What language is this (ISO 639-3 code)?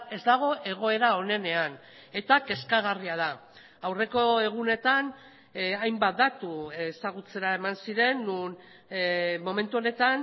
eus